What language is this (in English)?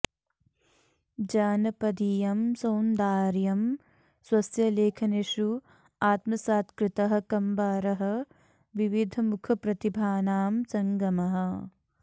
Sanskrit